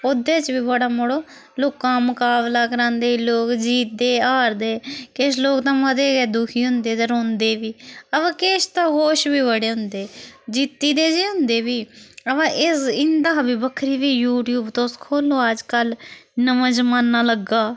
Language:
Dogri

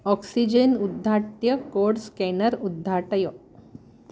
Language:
Sanskrit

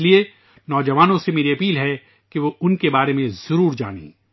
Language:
Urdu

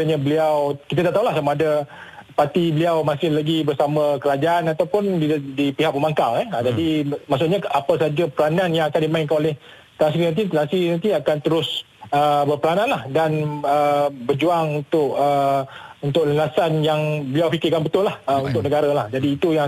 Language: Malay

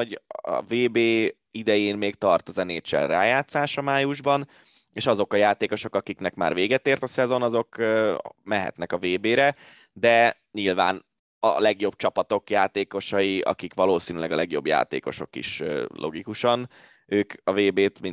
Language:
Hungarian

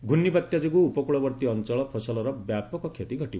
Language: Odia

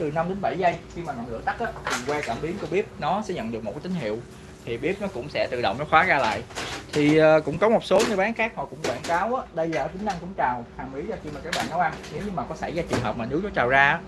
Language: Vietnamese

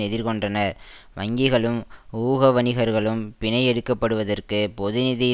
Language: Tamil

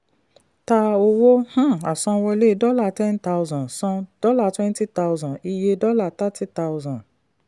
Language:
Yoruba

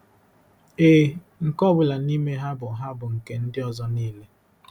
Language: Igbo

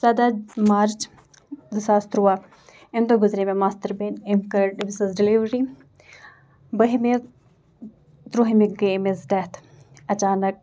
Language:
Kashmiri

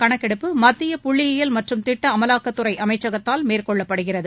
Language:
Tamil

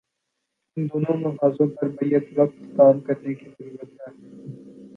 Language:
Urdu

